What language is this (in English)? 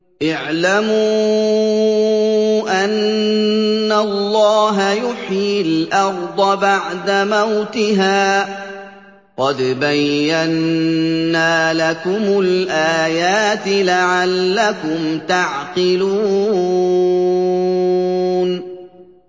Arabic